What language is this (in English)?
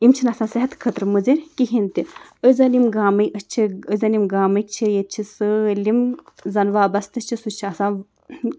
Kashmiri